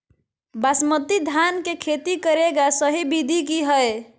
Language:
Magahi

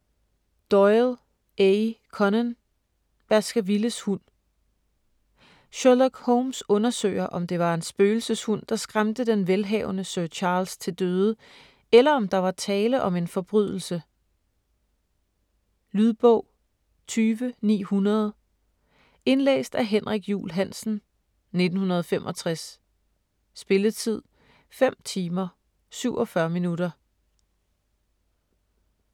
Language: Danish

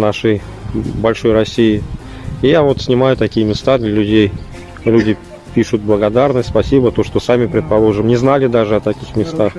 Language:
Russian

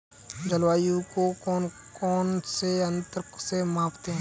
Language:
Hindi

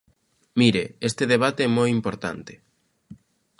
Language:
Galician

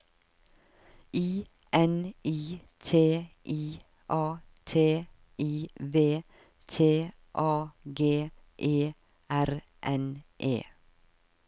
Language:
Norwegian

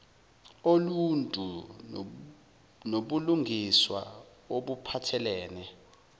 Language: Zulu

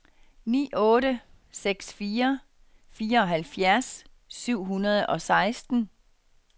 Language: Danish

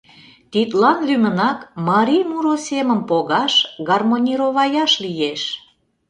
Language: Mari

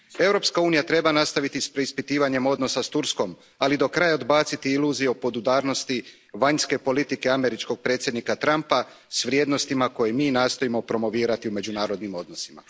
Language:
Croatian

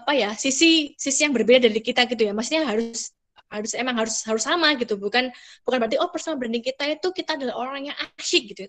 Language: Indonesian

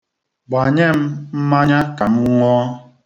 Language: Igbo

